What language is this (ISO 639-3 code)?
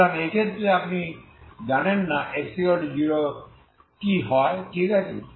ben